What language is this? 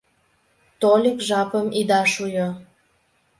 Mari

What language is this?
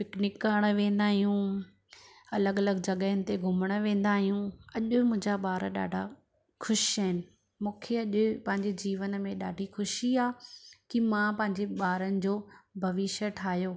Sindhi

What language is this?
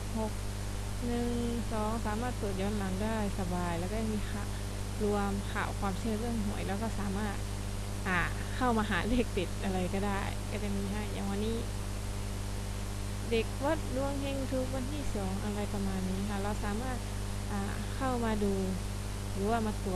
Thai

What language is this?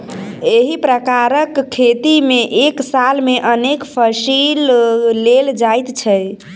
Maithili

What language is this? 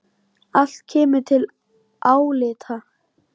Icelandic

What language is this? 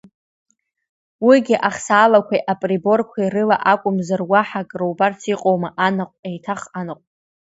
Abkhazian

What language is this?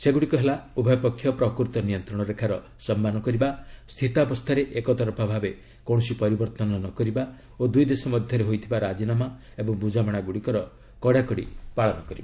Odia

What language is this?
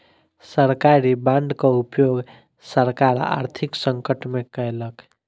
Maithili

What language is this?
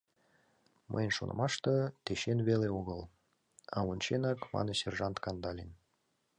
Mari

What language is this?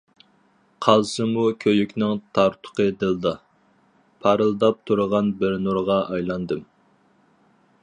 Uyghur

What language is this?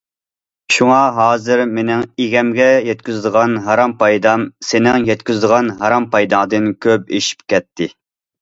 Uyghur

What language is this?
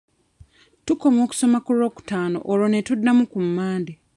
Ganda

